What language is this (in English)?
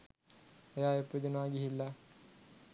Sinhala